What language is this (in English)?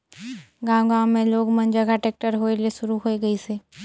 Chhattisgarhi